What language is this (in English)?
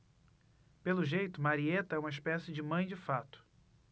Portuguese